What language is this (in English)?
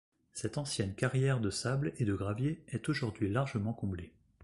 French